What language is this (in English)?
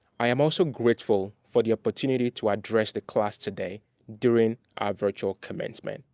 English